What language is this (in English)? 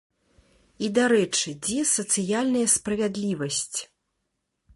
Belarusian